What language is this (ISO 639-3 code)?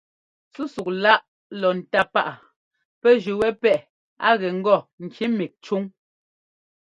jgo